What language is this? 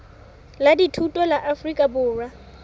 Southern Sotho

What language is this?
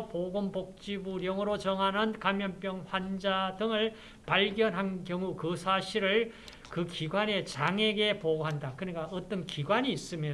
Korean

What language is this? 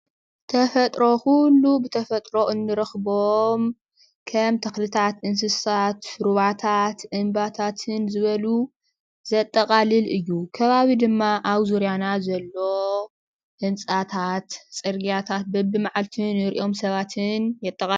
Tigrinya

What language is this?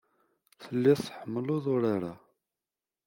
Kabyle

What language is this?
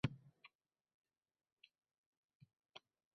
Uzbek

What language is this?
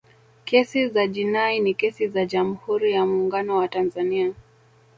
Swahili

